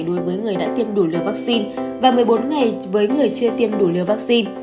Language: Vietnamese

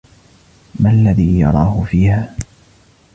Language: Arabic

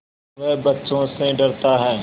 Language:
Hindi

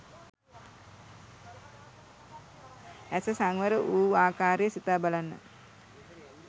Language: Sinhala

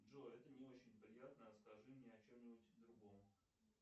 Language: Russian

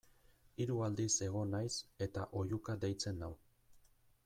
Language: Basque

